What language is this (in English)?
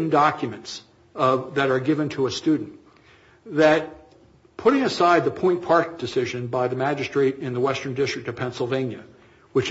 English